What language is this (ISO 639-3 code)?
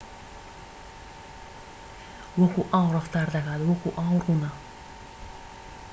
ckb